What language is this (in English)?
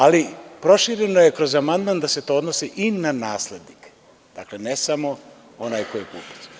Serbian